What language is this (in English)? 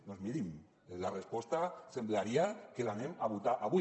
Catalan